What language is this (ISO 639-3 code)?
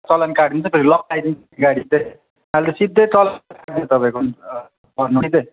nep